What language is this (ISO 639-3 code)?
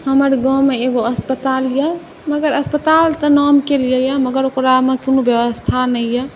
mai